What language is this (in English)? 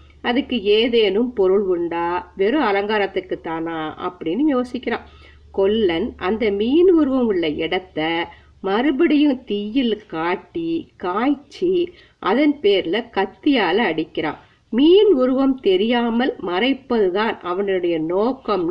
Tamil